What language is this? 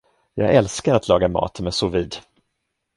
Swedish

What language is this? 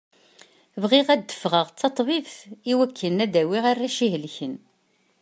Kabyle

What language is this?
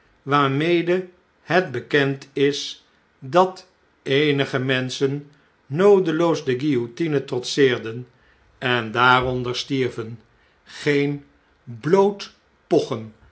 Dutch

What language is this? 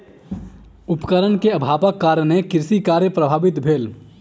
Maithili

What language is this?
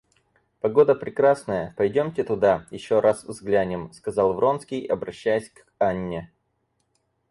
Russian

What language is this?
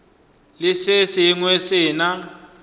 Northern Sotho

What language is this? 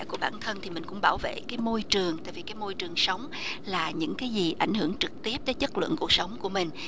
Vietnamese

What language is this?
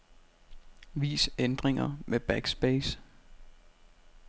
Danish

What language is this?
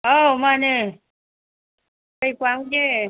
Manipuri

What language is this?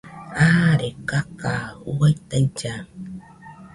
Nüpode Huitoto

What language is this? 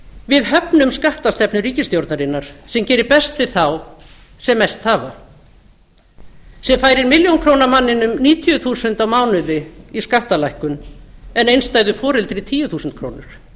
Icelandic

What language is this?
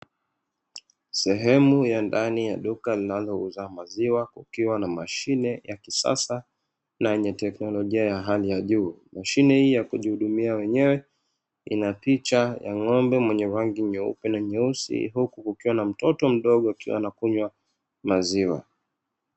Swahili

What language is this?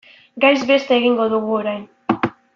Basque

